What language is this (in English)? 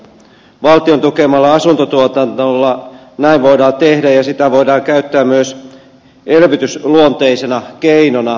Finnish